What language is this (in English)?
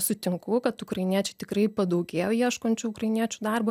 Lithuanian